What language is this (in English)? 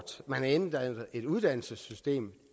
Danish